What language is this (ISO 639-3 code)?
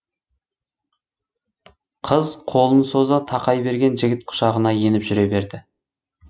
kaz